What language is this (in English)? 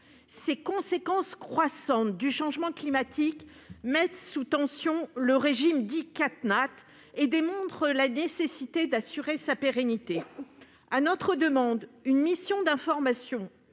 French